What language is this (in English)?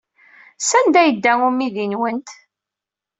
Kabyle